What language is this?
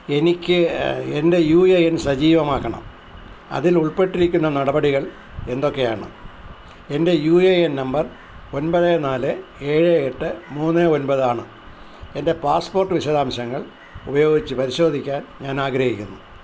Malayalam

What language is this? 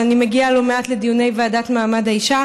Hebrew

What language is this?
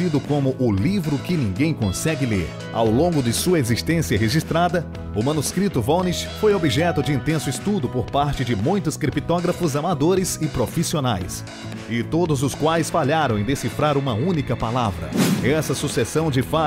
Portuguese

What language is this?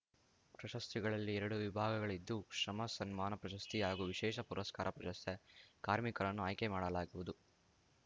Kannada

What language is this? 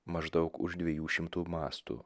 Lithuanian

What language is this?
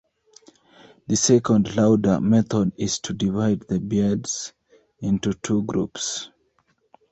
English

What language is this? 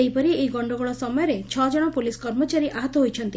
Odia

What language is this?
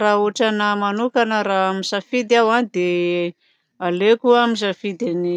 Southern Betsimisaraka Malagasy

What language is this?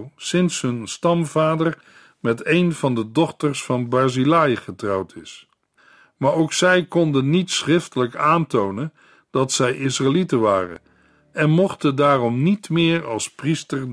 Dutch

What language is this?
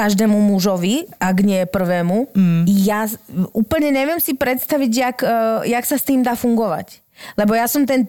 Slovak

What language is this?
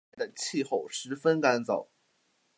Chinese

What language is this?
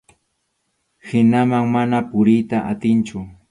Arequipa-La Unión Quechua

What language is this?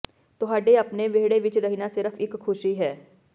Punjabi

